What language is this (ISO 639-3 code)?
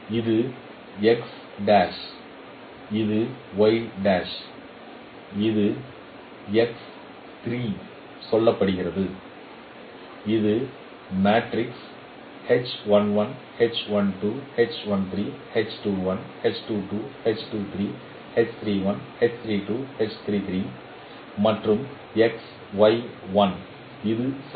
tam